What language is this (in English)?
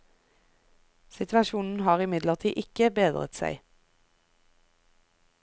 Norwegian